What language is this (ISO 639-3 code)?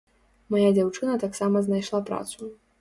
bel